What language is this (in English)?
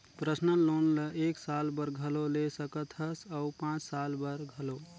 Chhattisgarhi